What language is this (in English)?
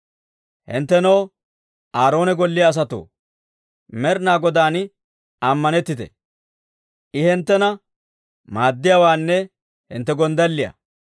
Dawro